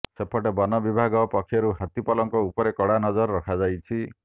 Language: Odia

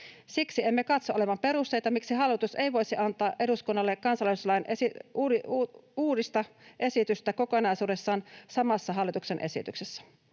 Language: Finnish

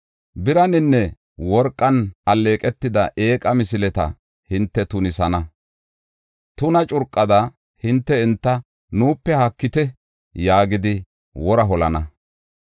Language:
Gofa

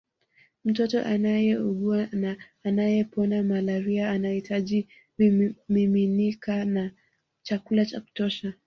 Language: Swahili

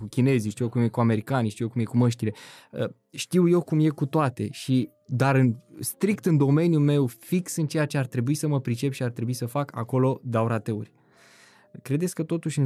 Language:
Romanian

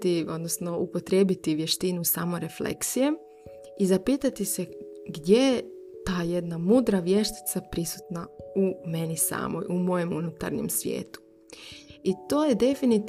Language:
Croatian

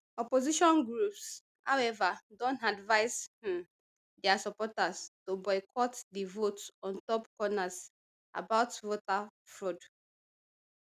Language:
Nigerian Pidgin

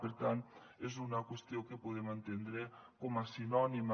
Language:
Catalan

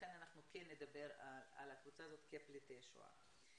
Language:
Hebrew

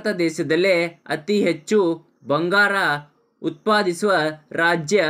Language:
Romanian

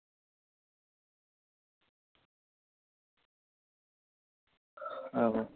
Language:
Dogri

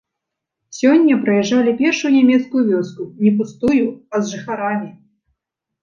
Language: Belarusian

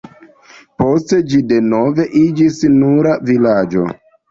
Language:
Esperanto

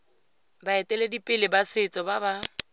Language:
Tswana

